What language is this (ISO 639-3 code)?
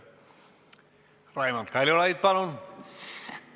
est